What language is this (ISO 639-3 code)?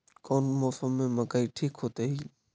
mag